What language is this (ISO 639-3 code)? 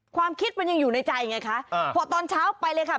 tha